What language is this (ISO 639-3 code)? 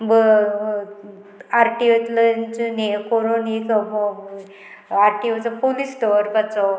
kok